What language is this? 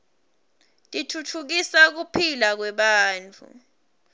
Swati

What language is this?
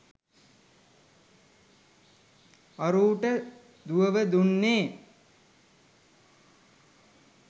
Sinhala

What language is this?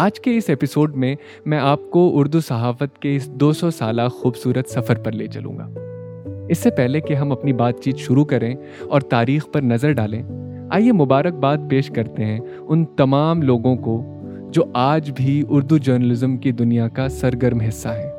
Urdu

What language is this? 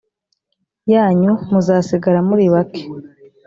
Kinyarwanda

